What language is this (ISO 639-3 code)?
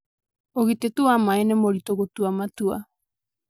kik